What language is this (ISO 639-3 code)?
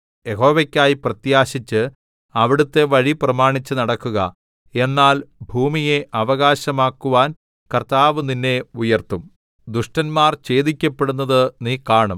mal